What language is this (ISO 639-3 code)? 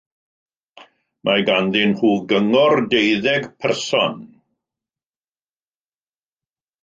cym